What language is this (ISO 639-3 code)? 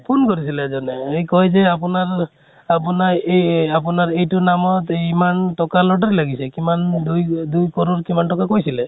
asm